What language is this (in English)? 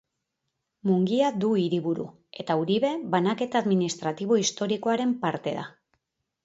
Basque